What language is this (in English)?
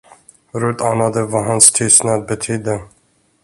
Swedish